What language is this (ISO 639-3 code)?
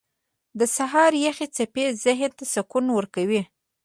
pus